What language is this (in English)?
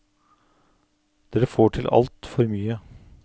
Norwegian